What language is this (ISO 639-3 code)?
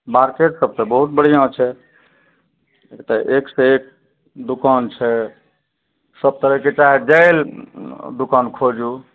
mai